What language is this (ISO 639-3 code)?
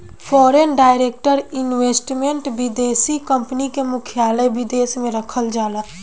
bho